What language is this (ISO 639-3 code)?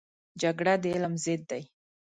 pus